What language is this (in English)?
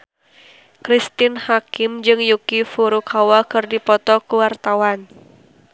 Sundanese